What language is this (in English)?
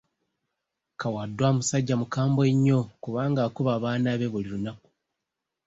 Ganda